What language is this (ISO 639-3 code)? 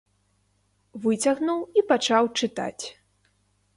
bel